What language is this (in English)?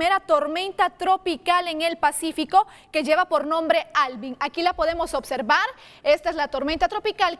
Spanish